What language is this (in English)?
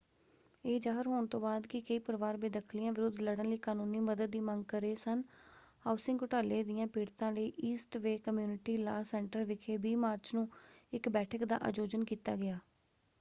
Punjabi